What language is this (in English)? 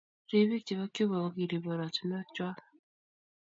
Kalenjin